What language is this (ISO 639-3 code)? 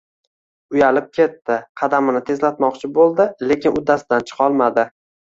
uzb